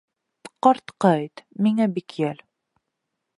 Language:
Bashkir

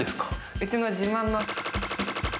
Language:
Japanese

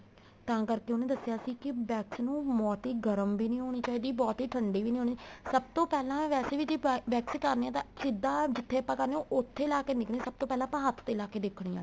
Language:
Punjabi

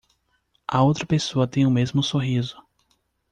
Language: Portuguese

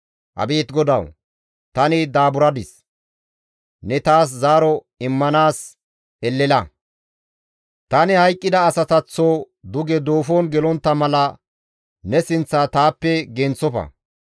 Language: Gamo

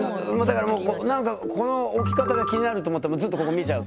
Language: Japanese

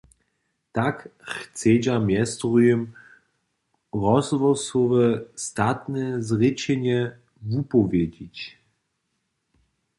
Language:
Upper Sorbian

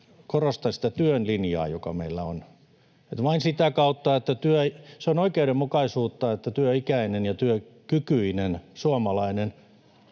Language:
Finnish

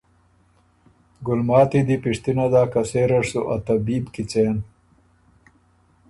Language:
Ormuri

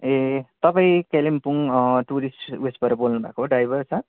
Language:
Nepali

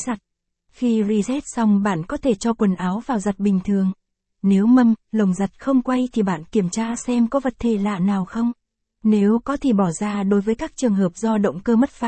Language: Vietnamese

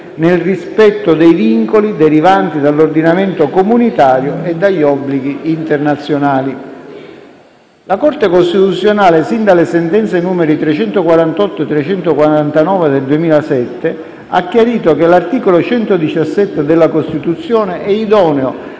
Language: Italian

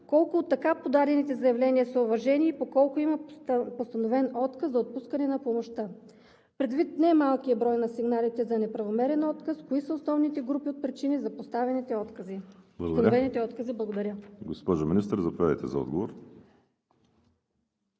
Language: Bulgarian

